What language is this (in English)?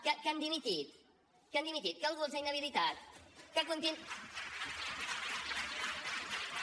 Catalan